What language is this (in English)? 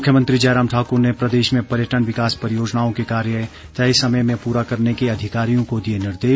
Hindi